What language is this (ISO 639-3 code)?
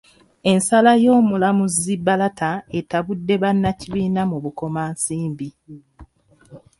lug